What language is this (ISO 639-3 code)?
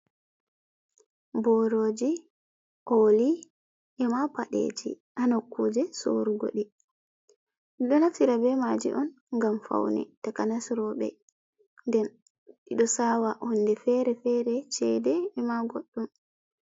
ful